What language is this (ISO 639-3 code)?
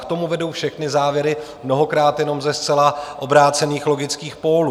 ces